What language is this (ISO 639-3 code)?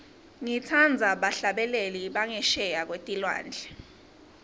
ssw